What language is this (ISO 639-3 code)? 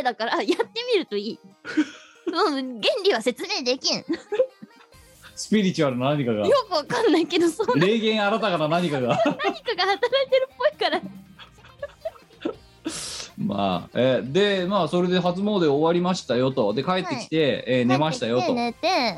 jpn